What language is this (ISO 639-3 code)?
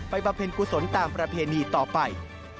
tha